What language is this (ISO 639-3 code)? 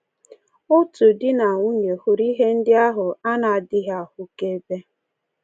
ibo